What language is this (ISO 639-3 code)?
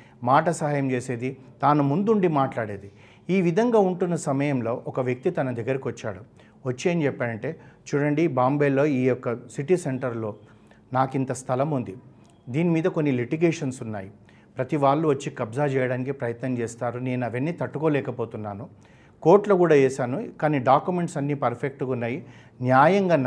tel